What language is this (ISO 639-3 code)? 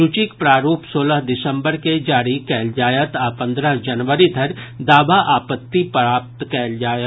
mai